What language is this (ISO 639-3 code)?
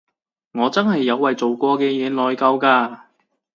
yue